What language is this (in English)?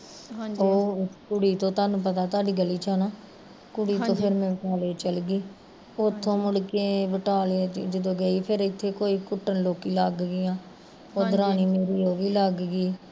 Punjabi